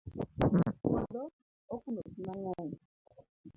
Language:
Luo (Kenya and Tanzania)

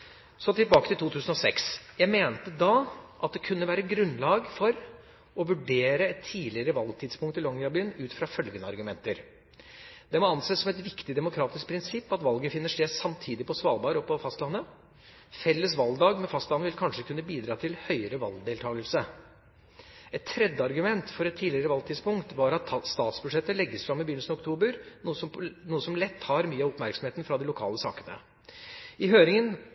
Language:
Norwegian Bokmål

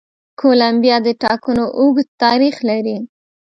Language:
Pashto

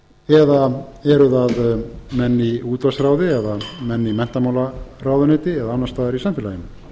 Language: Icelandic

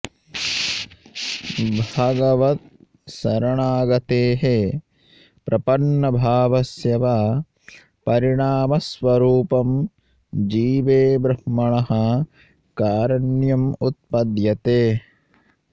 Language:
Sanskrit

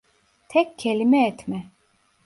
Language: Turkish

